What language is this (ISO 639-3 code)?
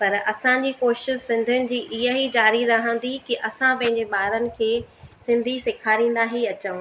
snd